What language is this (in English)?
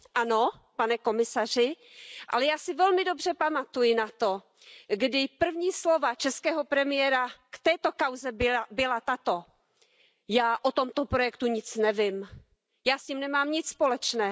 Czech